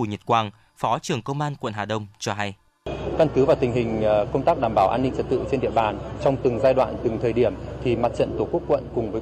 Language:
Vietnamese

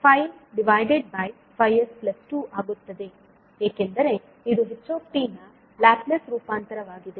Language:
Kannada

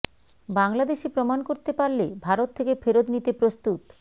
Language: Bangla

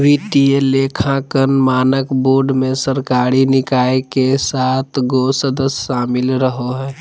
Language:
Magahi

